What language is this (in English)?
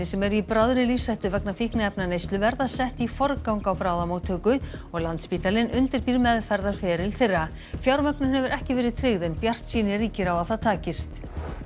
Icelandic